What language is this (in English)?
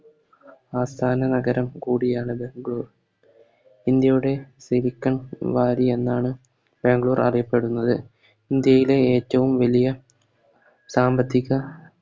Malayalam